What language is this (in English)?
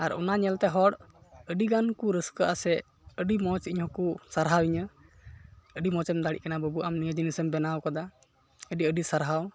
Santali